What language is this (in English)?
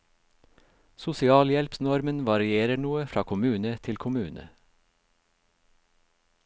Norwegian